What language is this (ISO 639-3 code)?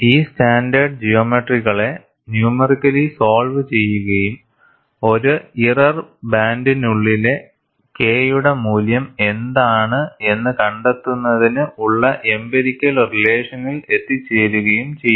mal